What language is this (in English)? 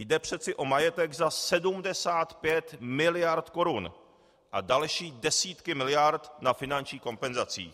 Czech